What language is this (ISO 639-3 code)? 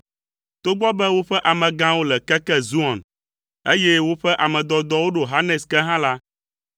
ewe